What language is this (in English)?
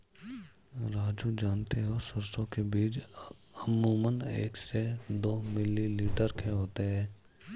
Hindi